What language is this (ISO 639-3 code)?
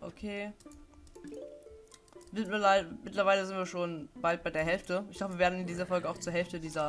deu